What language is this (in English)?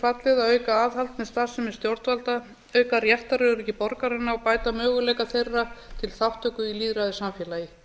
Icelandic